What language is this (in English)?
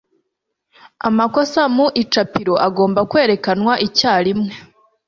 Kinyarwanda